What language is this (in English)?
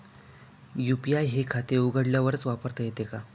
Marathi